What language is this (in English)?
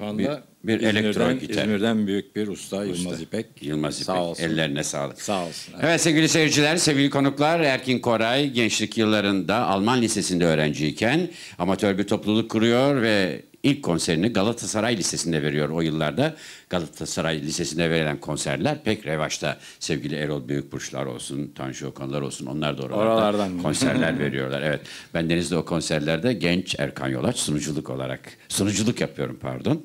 Turkish